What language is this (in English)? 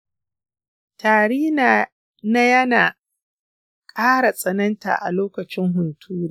Hausa